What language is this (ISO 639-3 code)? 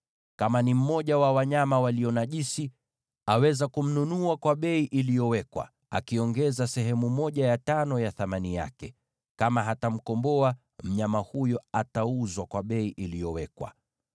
swa